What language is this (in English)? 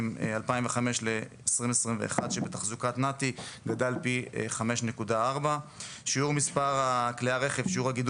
Hebrew